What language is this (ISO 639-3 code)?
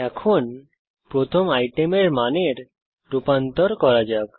ben